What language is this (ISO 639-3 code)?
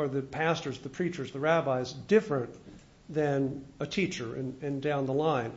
eng